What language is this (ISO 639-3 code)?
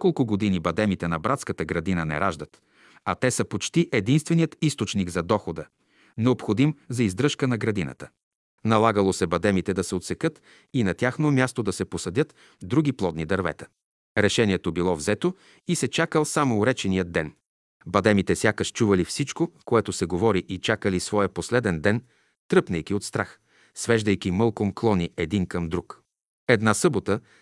bul